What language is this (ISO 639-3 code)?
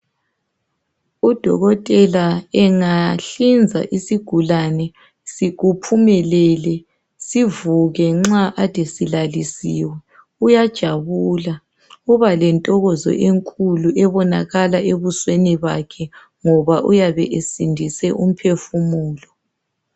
nde